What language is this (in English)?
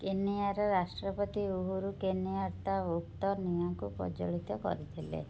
Odia